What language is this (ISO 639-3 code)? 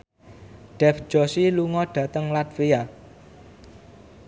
jav